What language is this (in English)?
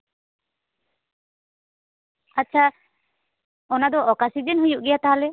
Santali